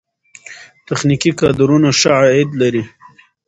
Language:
Pashto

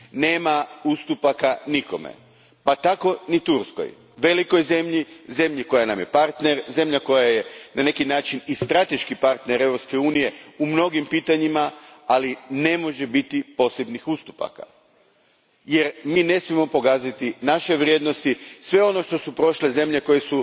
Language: Croatian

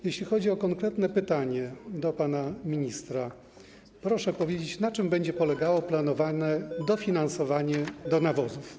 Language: Polish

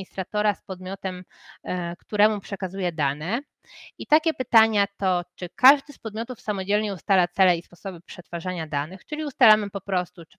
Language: Polish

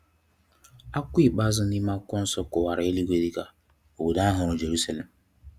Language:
Igbo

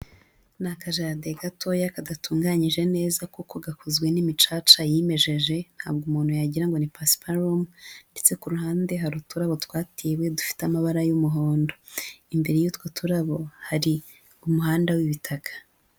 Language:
Kinyarwanda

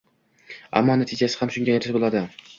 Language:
Uzbek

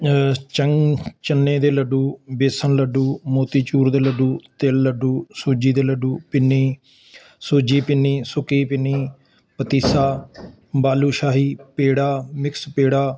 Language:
Punjabi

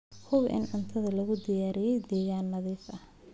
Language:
Somali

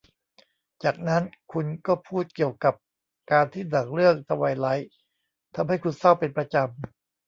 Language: Thai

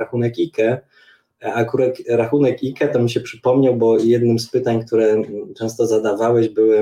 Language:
Polish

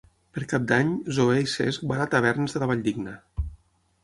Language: Catalan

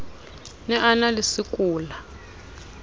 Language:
Southern Sotho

